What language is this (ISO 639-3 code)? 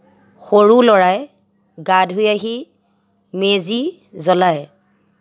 asm